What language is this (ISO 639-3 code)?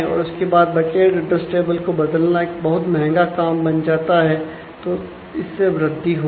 hin